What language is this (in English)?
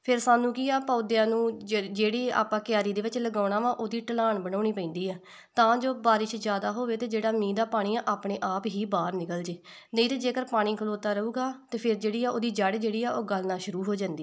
Punjabi